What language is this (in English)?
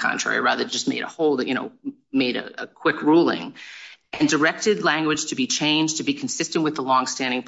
English